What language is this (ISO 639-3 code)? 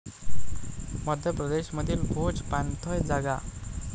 mar